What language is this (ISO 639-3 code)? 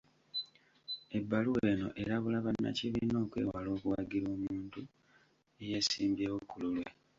lug